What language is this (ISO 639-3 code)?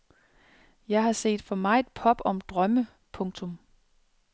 dan